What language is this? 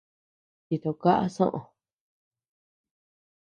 Tepeuxila Cuicatec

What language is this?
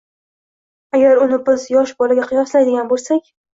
Uzbek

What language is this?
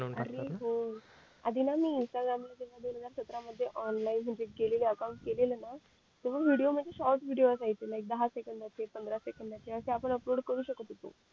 Marathi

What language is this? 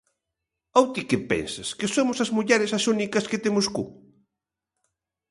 Galician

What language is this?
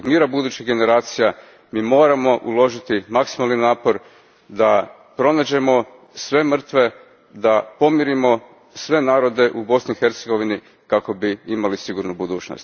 Croatian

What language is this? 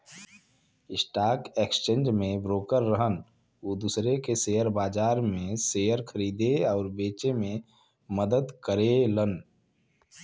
Bhojpuri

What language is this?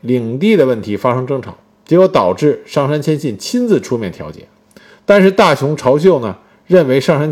Chinese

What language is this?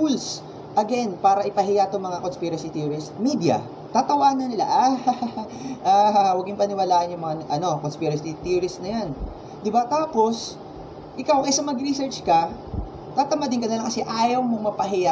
Filipino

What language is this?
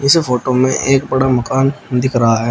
Hindi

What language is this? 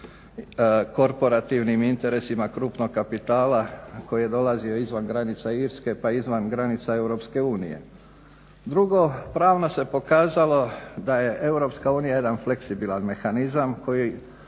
Croatian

